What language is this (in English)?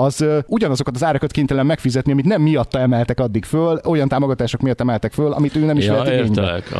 Hungarian